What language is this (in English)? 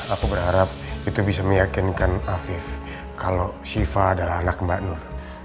Indonesian